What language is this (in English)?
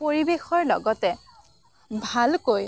Assamese